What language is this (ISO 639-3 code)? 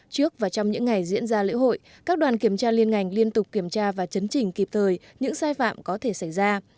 vie